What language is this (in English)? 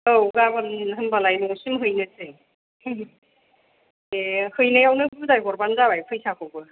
Bodo